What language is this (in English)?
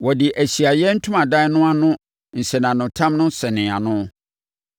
Akan